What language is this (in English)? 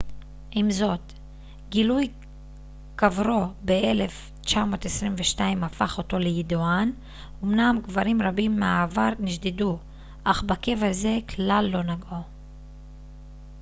Hebrew